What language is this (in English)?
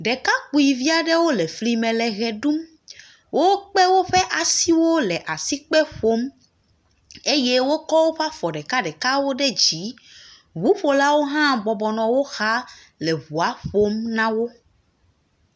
Ewe